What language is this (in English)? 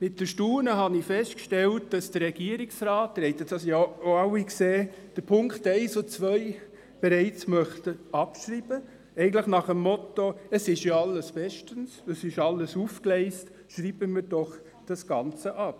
Swiss German